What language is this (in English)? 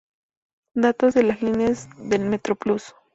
Spanish